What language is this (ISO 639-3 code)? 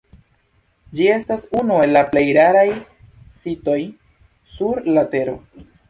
epo